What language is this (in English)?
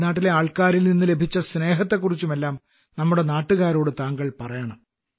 Malayalam